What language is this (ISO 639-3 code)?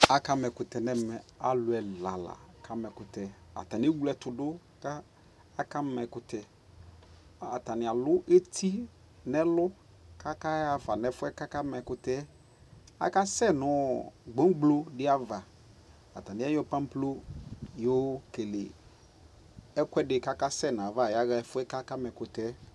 kpo